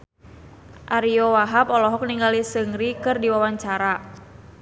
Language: Sundanese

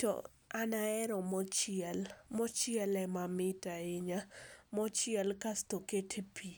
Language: Luo (Kenya and Tanzania)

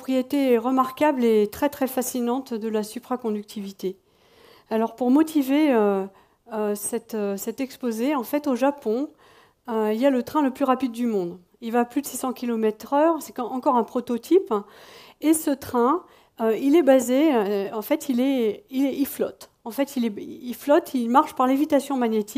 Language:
French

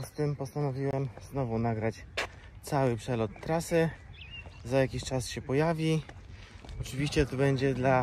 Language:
Polish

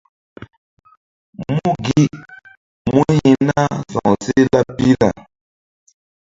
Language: Mbum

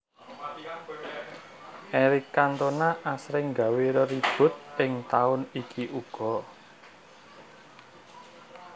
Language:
Javanese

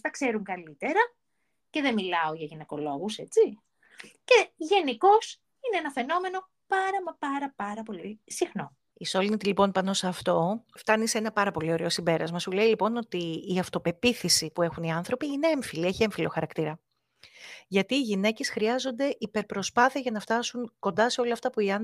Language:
Greek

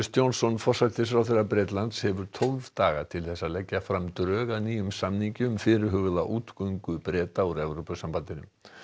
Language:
Icelandic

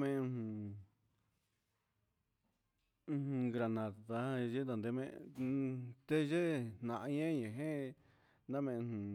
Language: Huitepec Mixtec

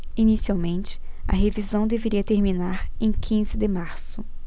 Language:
Portuguese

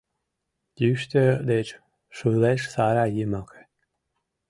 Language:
Mari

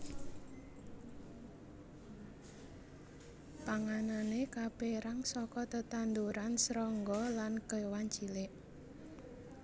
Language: Javanese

